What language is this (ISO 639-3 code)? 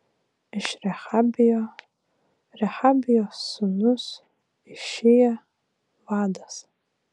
lit